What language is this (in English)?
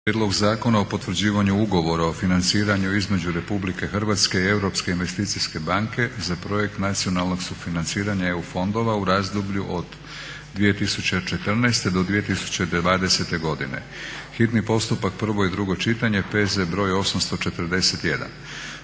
Croatian